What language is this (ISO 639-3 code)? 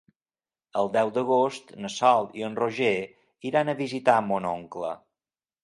cat